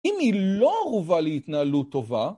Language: Hebrew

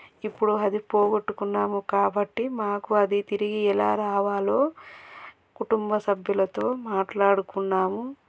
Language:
Telugu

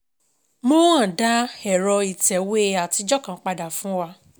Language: Yoruba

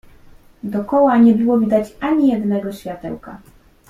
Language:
Polish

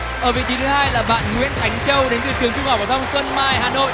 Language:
Vietnamese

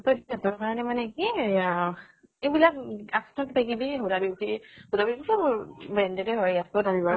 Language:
Assamese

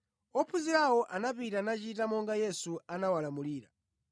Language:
Nyanja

